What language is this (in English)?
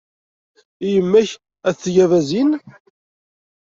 Kabyle